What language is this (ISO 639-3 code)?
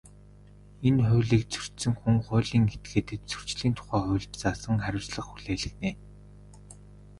mon